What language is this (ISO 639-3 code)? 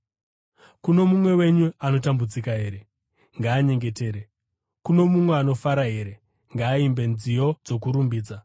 sna